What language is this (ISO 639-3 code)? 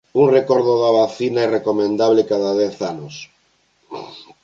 glg